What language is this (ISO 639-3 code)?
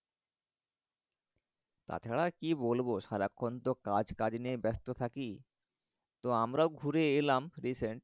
ben